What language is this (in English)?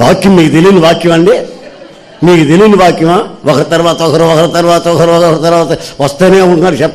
Turkish